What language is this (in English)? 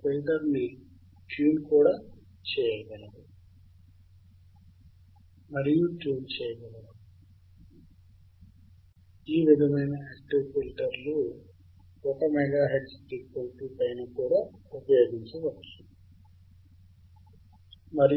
Telugu